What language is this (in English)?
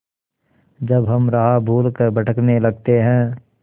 Hindi